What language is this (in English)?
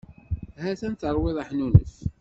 Kabyle